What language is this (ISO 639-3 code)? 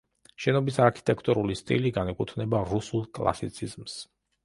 kat